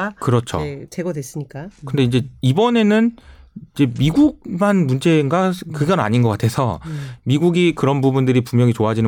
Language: Korean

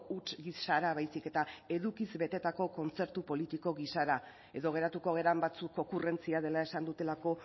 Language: Basque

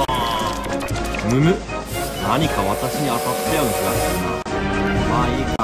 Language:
Japanese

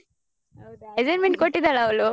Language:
Kannada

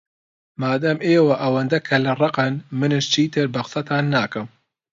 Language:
Central Kurdish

